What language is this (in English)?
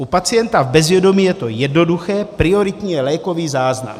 Czech